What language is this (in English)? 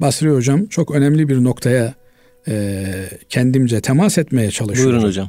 Turkish